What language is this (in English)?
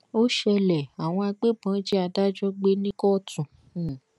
Yoruba